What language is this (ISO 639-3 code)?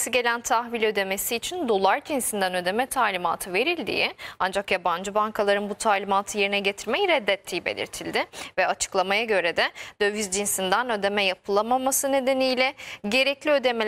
tur